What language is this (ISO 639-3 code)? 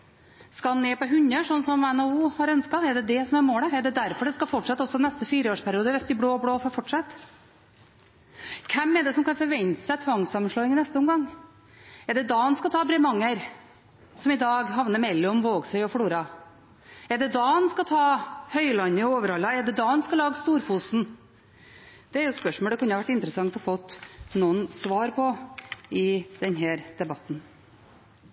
nob